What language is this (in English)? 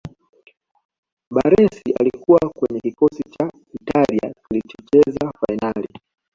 Swahili